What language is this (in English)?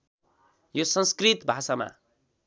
Nepali